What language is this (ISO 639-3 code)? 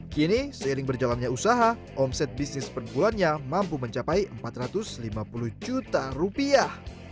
ind